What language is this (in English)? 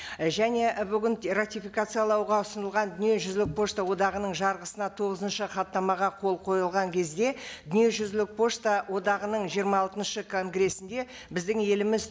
Kazakh